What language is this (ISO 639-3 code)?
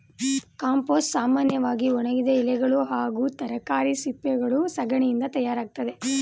kan